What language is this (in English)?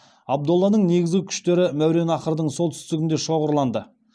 Kazakh